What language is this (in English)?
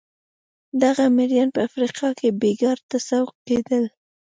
Pashto